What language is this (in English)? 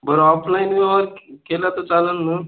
Marathi